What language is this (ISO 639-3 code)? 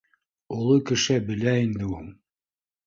bak